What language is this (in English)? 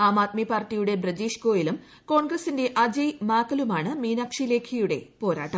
Malayalam